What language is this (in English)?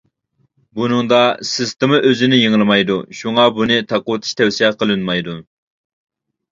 Uyghur